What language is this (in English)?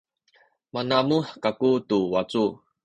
Sakizaya